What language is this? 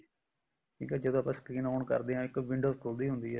Punjabi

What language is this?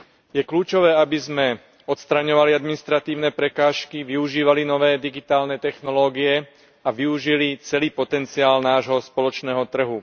Slovak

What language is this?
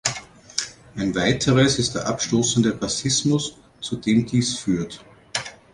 German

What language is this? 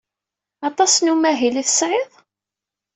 Kabyle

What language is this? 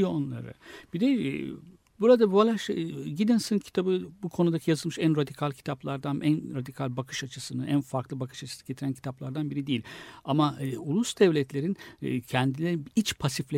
Turkish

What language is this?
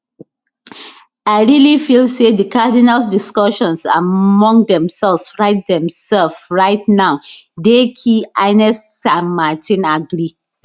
Nigerian Pidgin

